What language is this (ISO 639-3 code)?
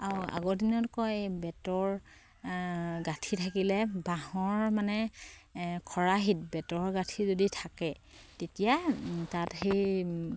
asm